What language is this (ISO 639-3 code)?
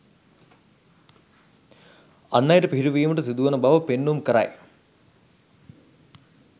sin